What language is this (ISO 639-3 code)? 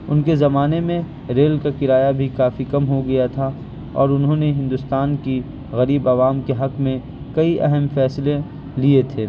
urd